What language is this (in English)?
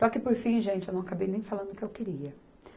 Portuguese